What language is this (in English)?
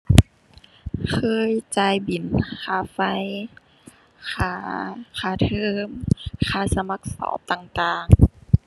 Thai